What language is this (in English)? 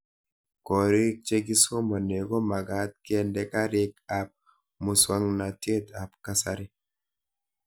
Kalenjin